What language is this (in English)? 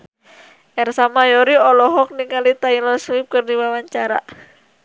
Sundanese